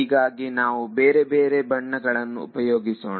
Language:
Kannada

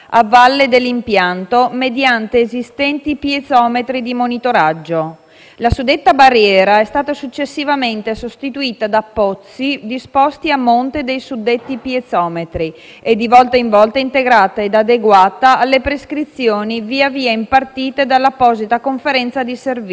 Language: Italian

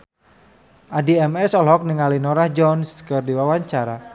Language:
Sundanese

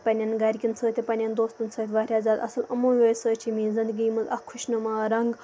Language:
Kashmiri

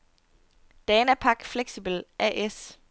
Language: Danish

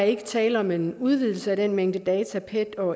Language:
Danish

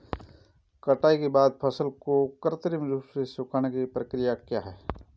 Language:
Hindi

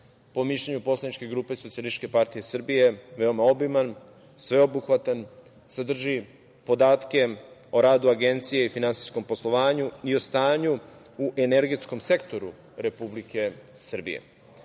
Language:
Serbian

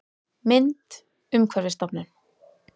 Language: Icelandic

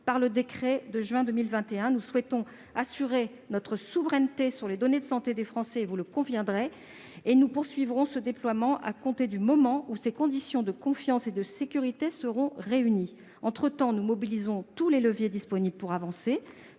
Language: French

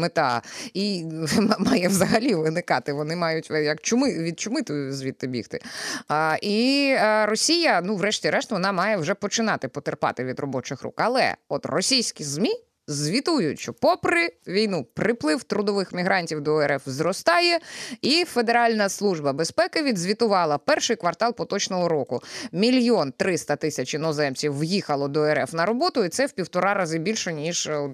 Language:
Ukrainian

